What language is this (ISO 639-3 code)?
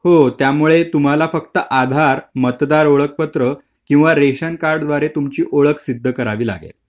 mar